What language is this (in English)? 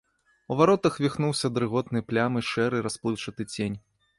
Belarusian